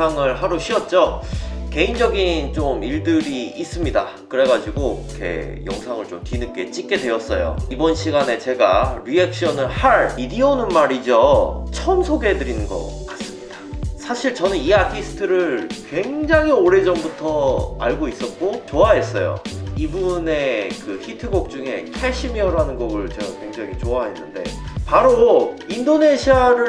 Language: Korean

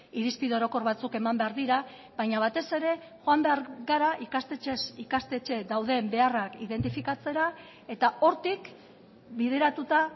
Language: Basque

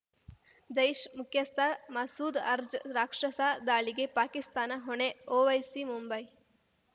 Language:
Kannada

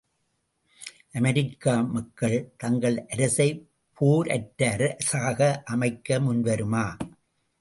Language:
Tamil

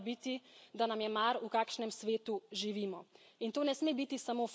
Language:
Slovenian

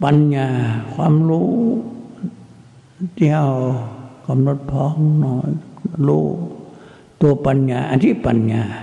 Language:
Thai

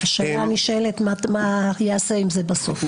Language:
Hebrew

